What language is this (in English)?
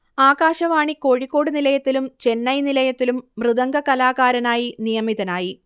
Malayalam